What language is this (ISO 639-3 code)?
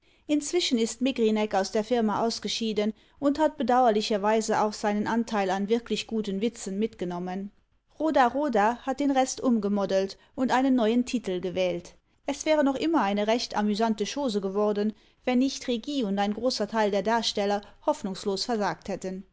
deu